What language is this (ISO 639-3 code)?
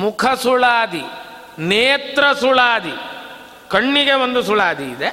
kan